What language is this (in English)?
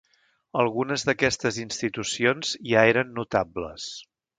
Catalan